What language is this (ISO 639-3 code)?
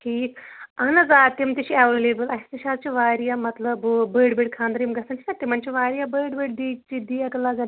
kas